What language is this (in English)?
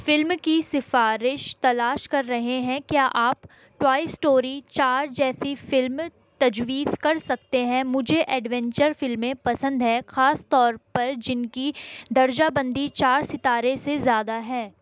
Urdu